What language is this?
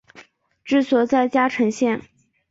Chinese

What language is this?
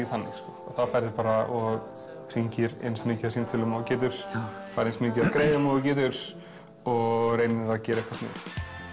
Icelandic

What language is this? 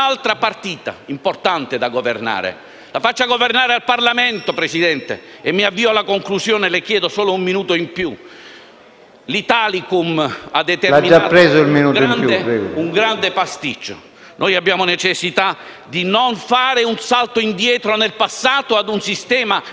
Italian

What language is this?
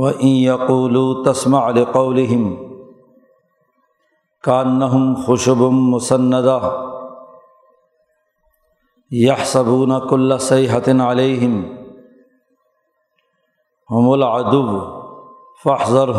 Urdu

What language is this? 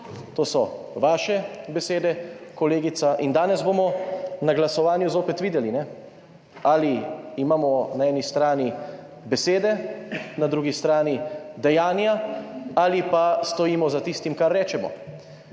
Slovenian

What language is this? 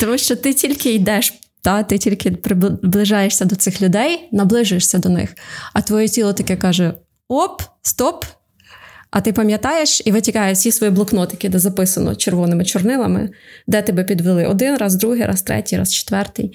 Ukrainian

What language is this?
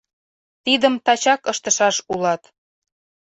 Mari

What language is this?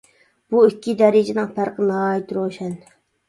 Uyghur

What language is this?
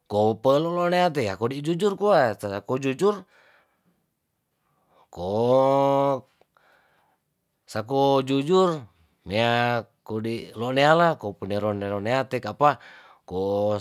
Tondano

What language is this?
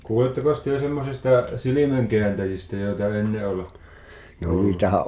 Finnish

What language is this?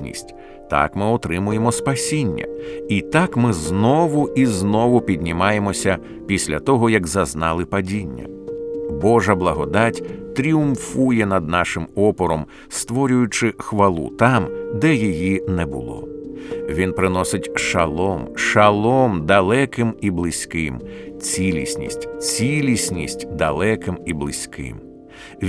Ukrainian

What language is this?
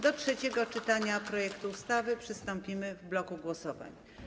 Polish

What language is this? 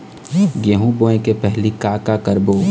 Chhattisgarhi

